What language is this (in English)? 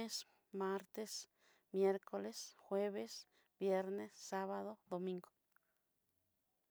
Southeastern Nochixtlán Mixtec